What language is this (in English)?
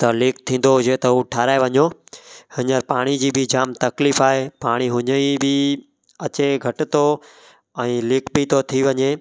Sindhi